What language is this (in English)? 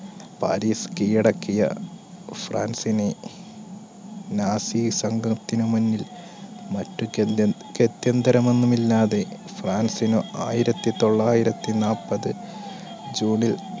Malayalam